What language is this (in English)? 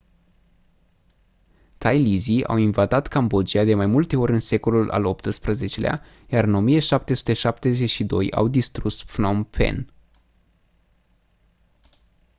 Romanian